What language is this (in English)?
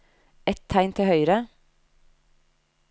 Norwegian